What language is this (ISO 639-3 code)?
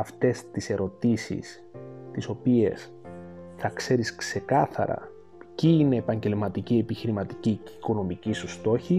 ell